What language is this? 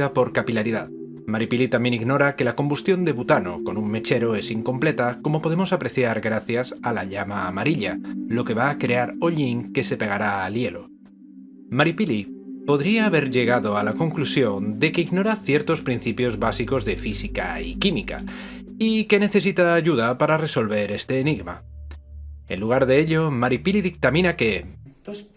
Spanish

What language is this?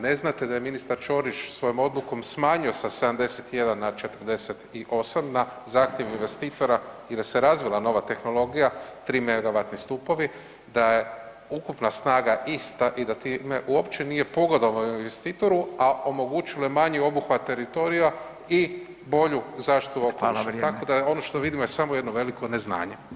Croatian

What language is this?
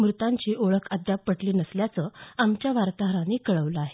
Marathi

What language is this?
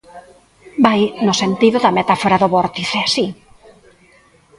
Galician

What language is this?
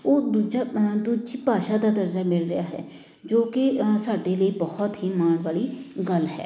Punjabi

